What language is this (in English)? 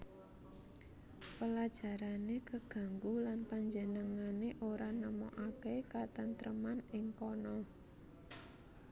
Javanese